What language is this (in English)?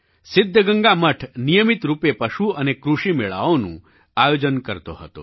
Gujarati